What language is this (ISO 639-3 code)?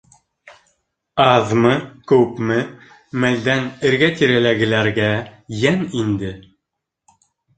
bak